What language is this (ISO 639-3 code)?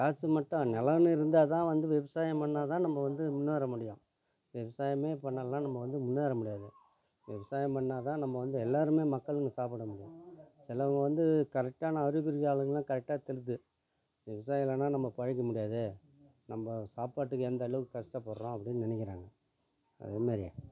tam